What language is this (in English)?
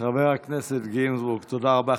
Hebrew